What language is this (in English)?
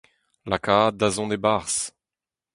Breton